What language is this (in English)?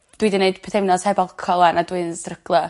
Welsh